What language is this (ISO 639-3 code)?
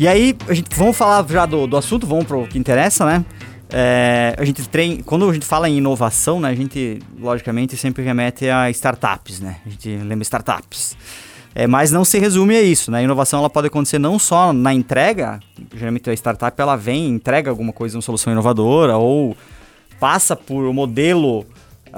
por